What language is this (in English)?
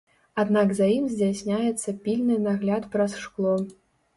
Belarusian